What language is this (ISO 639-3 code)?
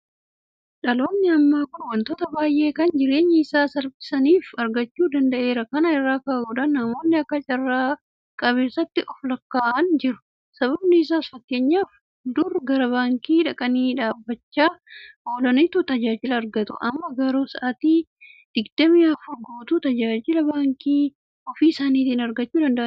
orm